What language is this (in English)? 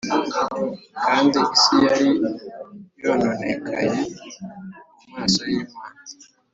Kinyarwanda